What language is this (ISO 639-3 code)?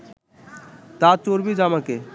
ben